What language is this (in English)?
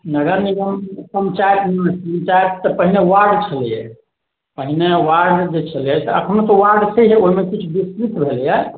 Maithili